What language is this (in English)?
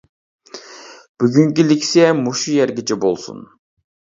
Uyghur